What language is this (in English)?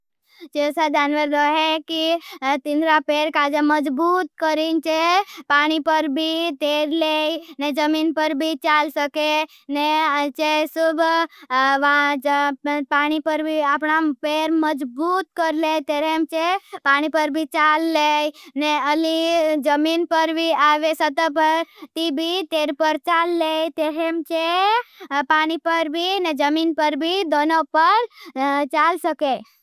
Bhili